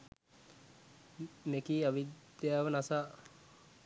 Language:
Sinhala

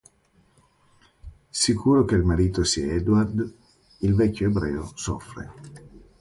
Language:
Italian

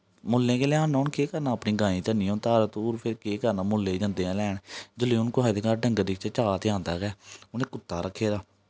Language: Dogri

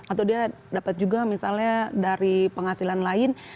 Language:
Indonesian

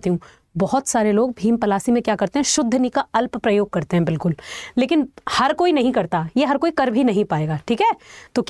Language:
Hindi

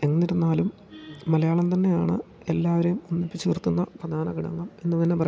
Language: Malayalam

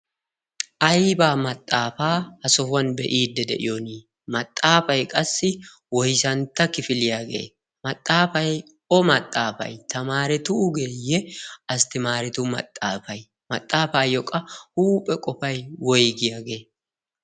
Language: Wolaytta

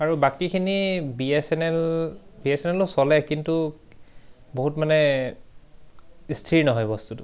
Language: Assamese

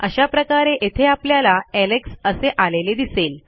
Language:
Marathi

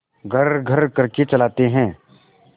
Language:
Hindi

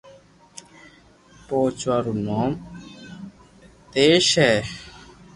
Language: Loarki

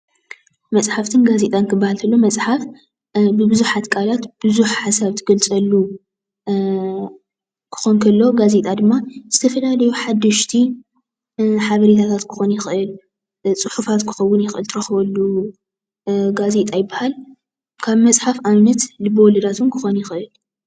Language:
Tigrinya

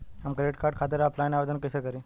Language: Bhojpuri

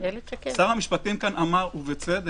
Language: Hebrew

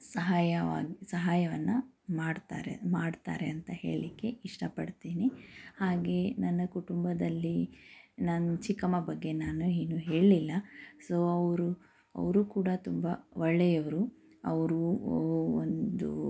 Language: Kannada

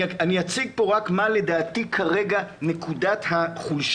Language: Hebrew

